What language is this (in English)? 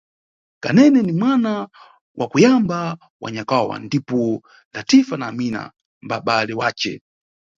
Nyungwe